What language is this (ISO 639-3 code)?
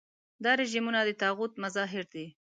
pus